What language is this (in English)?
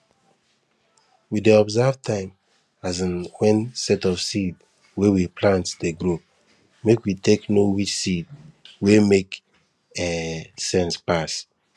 Nigerian Pidgin